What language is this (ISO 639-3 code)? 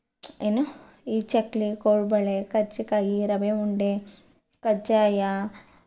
kan